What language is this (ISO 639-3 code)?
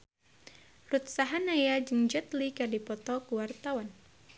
sun